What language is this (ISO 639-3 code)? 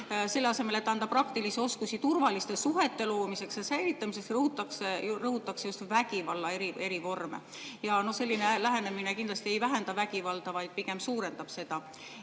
est